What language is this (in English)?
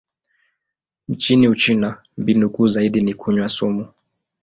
Swahili